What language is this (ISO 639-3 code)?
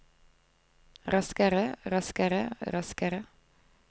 nor